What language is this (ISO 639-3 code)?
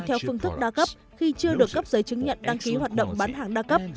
vie